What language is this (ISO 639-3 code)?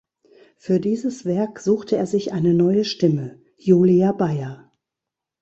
deu